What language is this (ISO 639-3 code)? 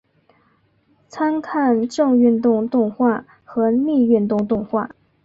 zho